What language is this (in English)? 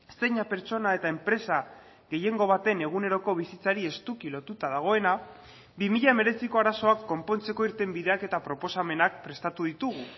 Basque